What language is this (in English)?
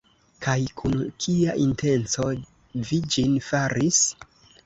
Esperanto